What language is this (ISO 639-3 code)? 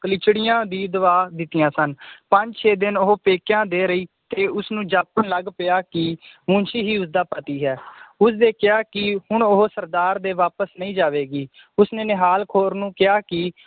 pan